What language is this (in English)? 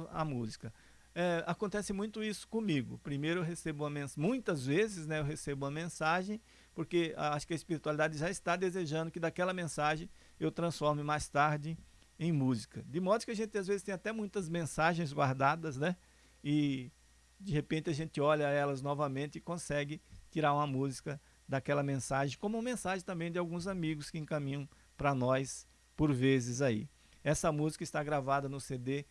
Portuguese